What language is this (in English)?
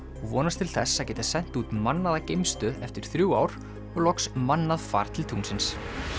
Icelandic